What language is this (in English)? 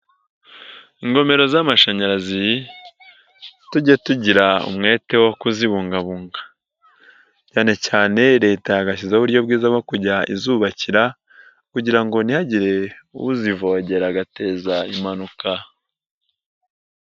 Kinyarwanda